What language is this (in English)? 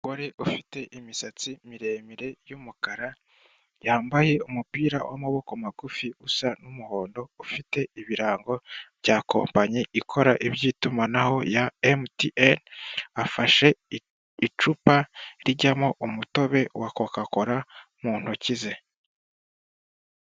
Kinyarwanda